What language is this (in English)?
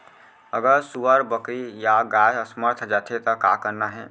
Chhattisgarhi